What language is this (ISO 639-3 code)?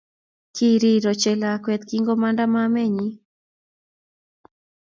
kln